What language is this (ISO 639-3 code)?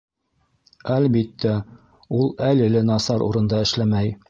bak